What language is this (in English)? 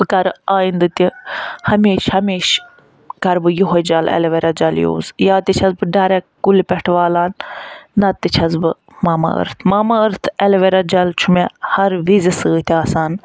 Kashmiri